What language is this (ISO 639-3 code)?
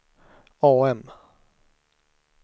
swe